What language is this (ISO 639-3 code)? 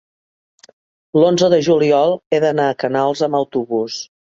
cat